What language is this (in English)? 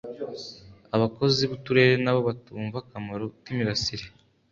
Kinyarwanda